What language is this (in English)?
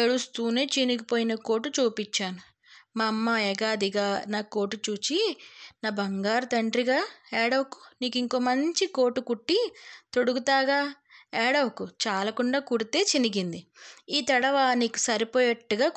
Telugu